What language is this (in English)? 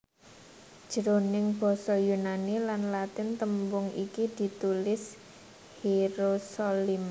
Javanese